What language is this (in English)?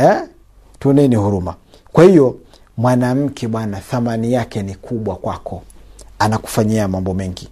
Swahili